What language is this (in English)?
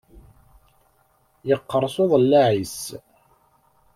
Kabyle